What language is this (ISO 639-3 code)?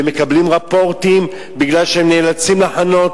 heb